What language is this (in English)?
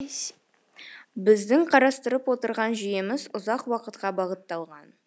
Kazakh